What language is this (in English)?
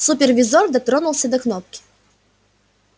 Russian